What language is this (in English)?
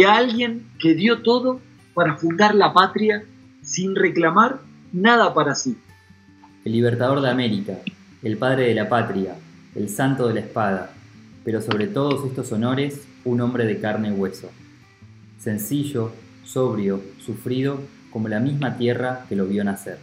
Spanish